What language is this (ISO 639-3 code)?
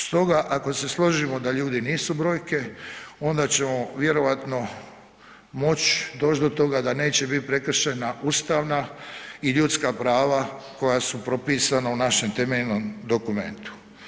hrv